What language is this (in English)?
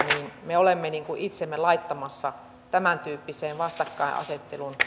Finnish